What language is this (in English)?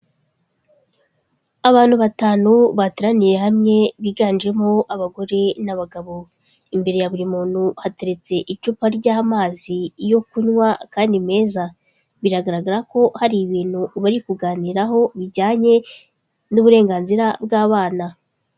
Kinyarwanda